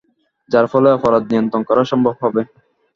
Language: Bangla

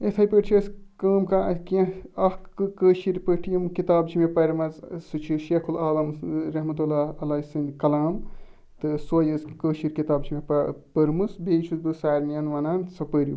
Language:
Kashmiri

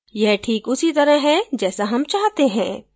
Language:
Hindi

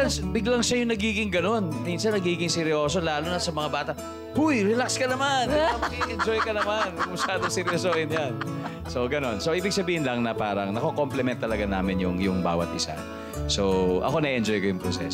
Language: Filipino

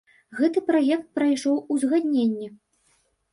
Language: Belarusian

